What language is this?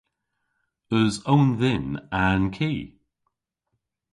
Cornish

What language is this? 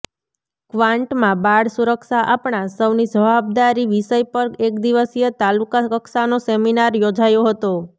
Gujarati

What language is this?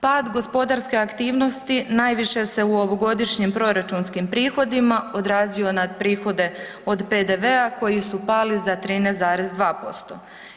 Croatian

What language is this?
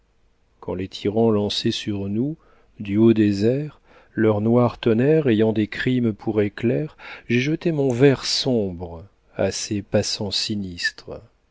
French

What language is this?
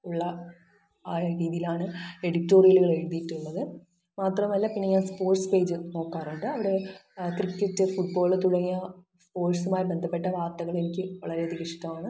Malayalam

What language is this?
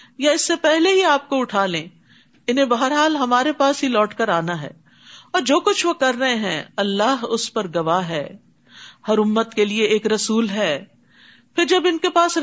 Urdu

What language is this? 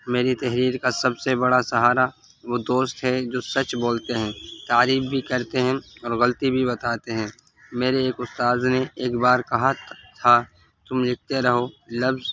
Urdu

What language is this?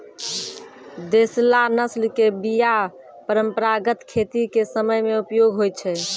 Maithili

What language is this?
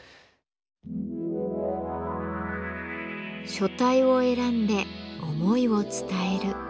Japanese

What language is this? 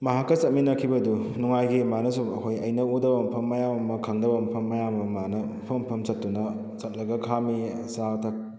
Manipuri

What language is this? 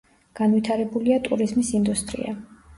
Georgian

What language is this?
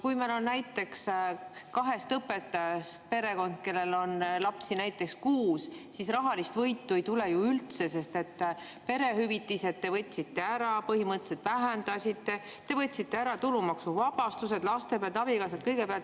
Estonian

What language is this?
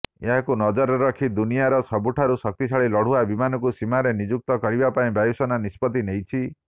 Odia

